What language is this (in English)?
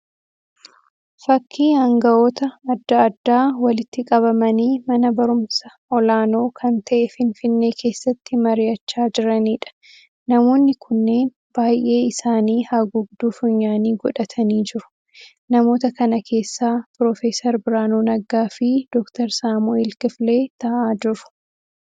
Oromo